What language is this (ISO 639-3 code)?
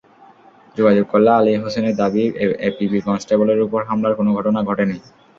ben